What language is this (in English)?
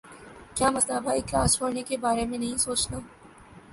Urdu